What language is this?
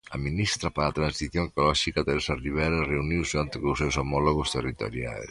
Galician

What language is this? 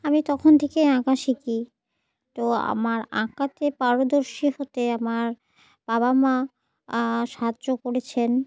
Bangla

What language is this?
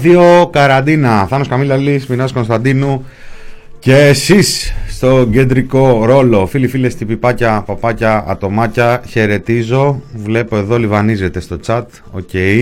Greek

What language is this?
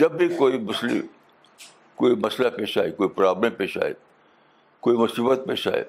Urdu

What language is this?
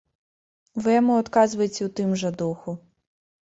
Belarusian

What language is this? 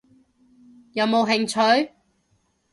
Cantonese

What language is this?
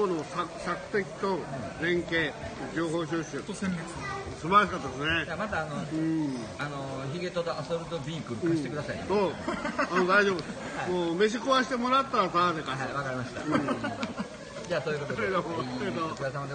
Japanese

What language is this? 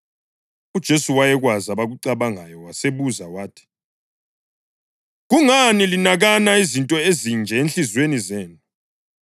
North Ndebele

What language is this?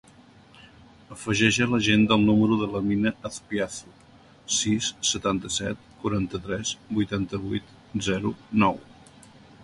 Catalan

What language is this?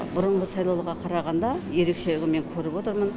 Kazakh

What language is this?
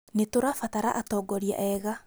Kikuyu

